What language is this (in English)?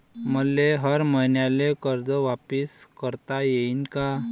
Marathi